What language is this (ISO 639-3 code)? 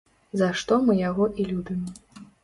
bel